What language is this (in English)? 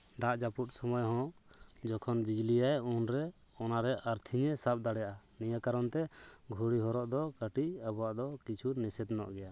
Santali